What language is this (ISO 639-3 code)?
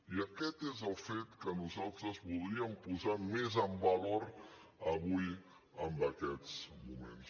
cat